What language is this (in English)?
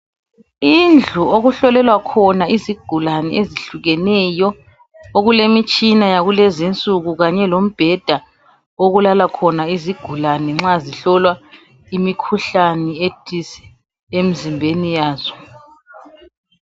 North Ndebele